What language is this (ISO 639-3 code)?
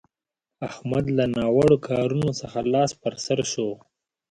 pus